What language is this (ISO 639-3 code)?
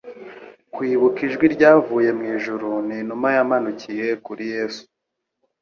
kin